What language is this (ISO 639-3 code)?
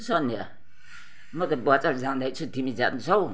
nep